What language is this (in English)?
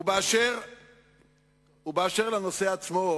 Hebrew